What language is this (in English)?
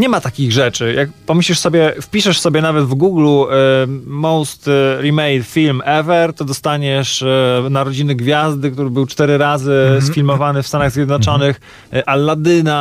Polish